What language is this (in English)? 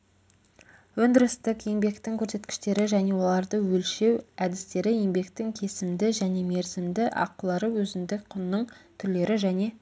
Kazakh